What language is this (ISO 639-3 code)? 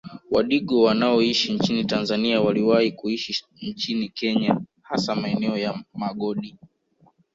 swa